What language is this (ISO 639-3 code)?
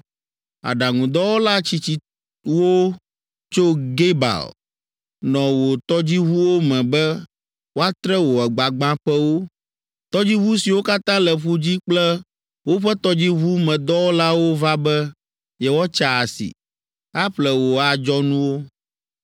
ewe